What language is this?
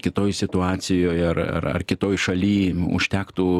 Lithuanian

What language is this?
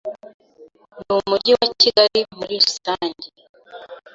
Kinyarwanda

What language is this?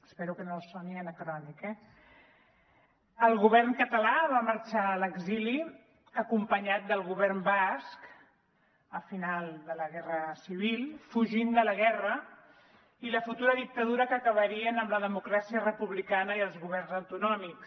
Catalan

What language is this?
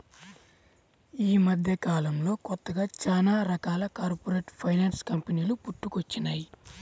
Telugu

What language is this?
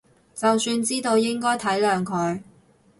Cantonese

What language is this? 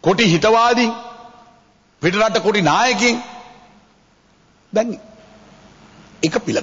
Indonesian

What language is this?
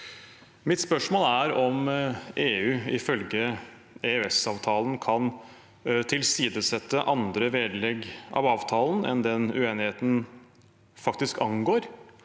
Norwegian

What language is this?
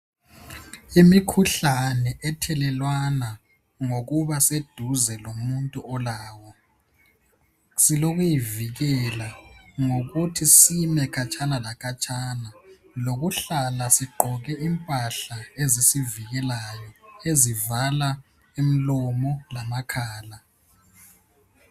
North Ndebele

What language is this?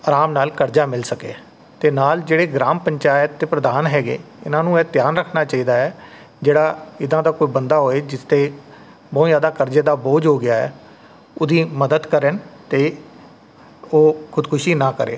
Punjabi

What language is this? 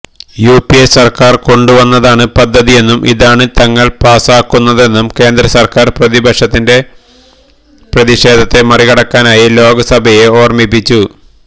Malayalam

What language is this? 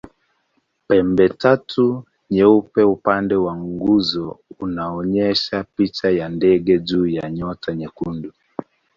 Swahili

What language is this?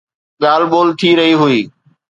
Sindhi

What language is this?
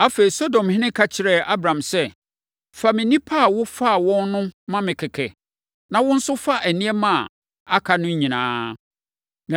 Akan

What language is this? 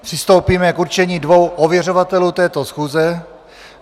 Czech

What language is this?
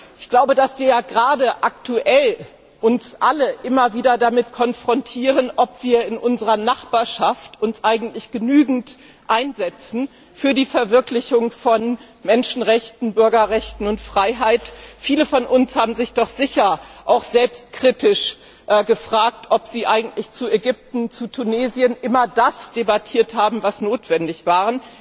German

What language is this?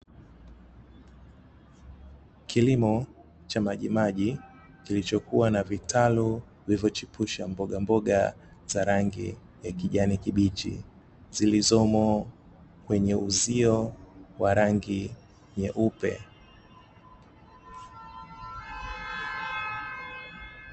Swahili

